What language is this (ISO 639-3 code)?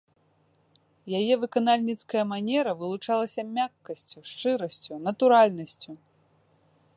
bel